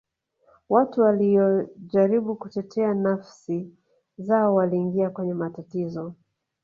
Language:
Swahili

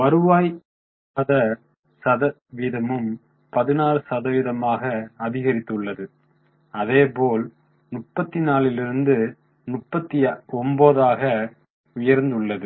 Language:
Tamil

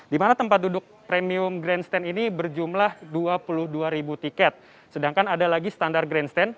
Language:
Indonesian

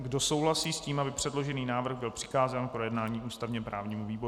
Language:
Czech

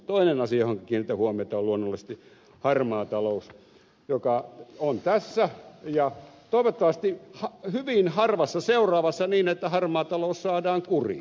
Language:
Finnish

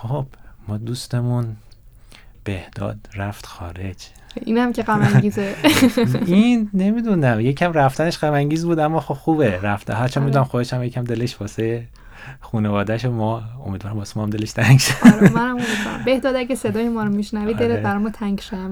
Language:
Persian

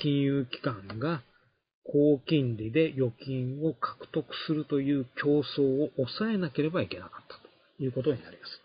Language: Japanese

